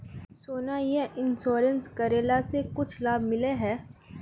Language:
Magahi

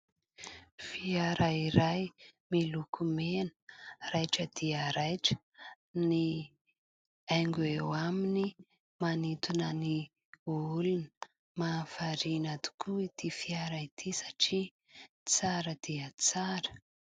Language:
Malagasy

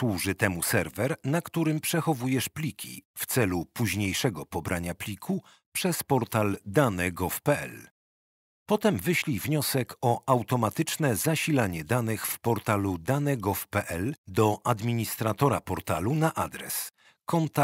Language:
Polish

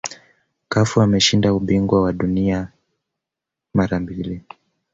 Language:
Swahili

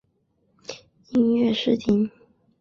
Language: Chinese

